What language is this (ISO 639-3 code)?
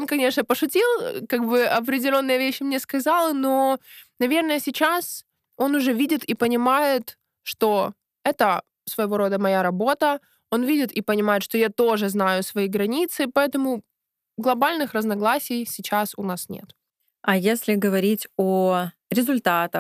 rus